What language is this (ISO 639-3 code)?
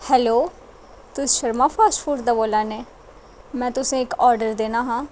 doi